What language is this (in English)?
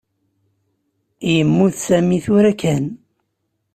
Kabyle